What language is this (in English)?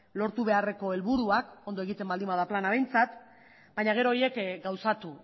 Basque